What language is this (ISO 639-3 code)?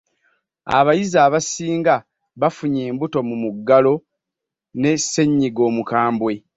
lug